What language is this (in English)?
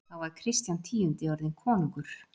Icelandic